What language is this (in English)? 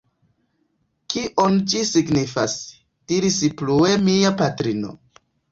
Esperanto